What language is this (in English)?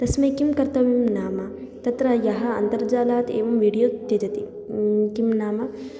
Sanskrit